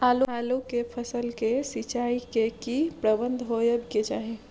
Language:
Maithili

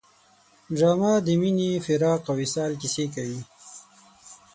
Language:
Pashto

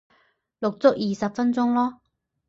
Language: Cantonese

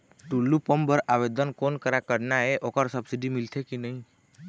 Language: Chhattisgarhi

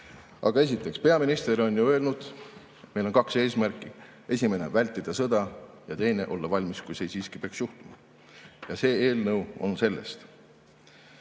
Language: Estonian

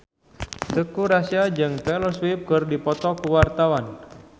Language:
Sundanese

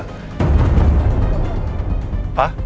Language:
Indonesian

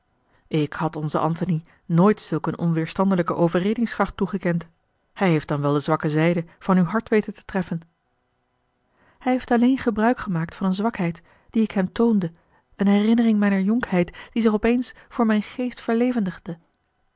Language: Dutch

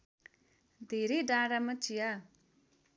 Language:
Nepali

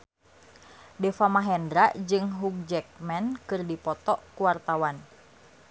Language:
Sundanese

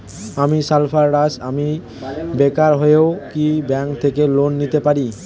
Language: Bangla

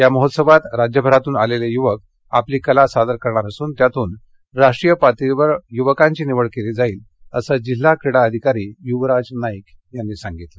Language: Marathi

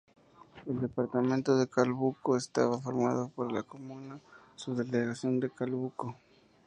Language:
Spanish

